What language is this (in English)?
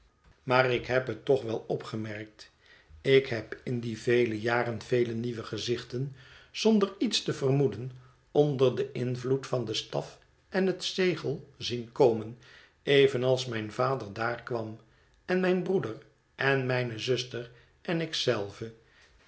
Dutch